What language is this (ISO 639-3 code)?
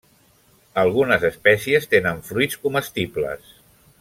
cat